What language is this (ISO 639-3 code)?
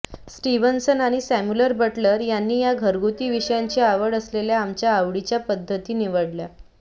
mar